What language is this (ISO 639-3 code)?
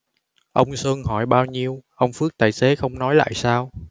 vie